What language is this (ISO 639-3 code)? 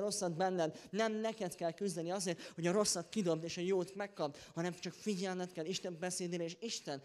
hun